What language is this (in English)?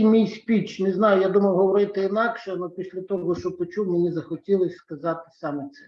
Ukrainian